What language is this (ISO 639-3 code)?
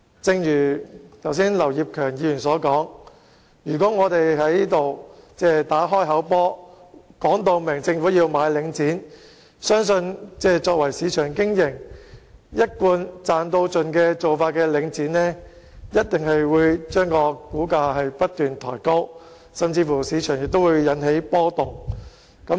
yue